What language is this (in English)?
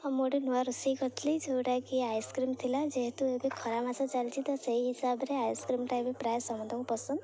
Odia